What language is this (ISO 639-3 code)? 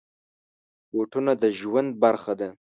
pus